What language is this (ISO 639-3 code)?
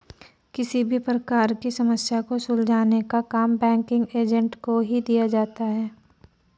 hin